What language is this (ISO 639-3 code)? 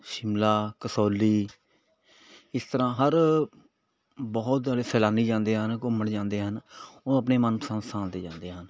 pan